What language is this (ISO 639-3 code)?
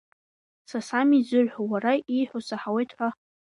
abk